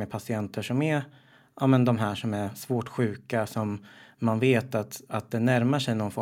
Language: Swedish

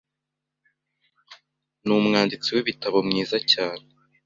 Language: Kinyarwanda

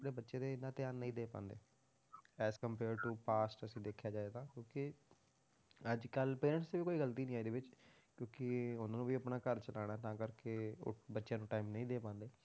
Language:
Punjabi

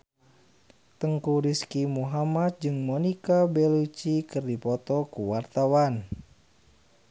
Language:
Sundanese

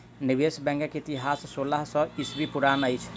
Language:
Maithili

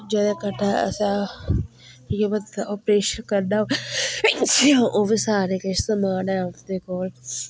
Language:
Dogri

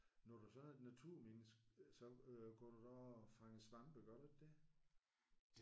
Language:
Danish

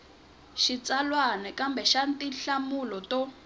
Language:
Tsonga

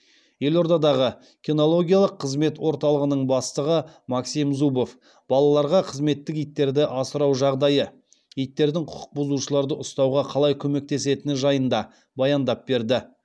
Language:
Kazakh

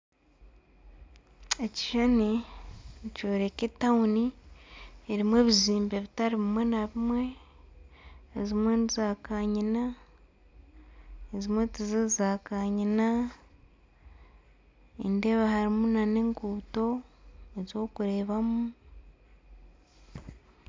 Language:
Nyankole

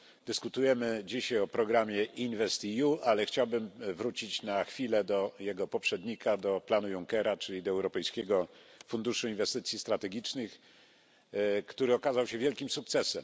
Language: Polish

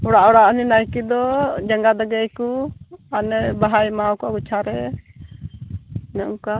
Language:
Santali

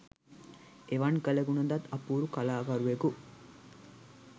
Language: Sinhala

